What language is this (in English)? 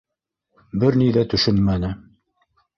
Bashkir